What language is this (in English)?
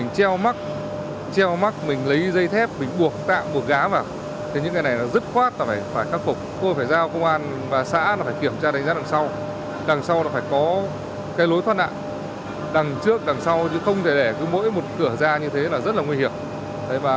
Vietnamese